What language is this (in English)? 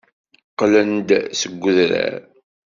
Kabyle